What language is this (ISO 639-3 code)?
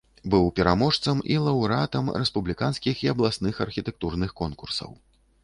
bel